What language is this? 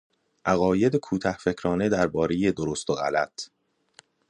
Persian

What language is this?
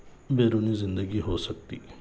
Urdu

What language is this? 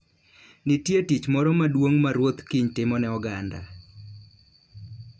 Luo (Kenya and Tanzania)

